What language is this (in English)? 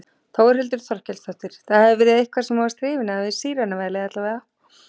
Icelandic